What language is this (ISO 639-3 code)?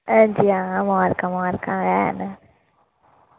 doi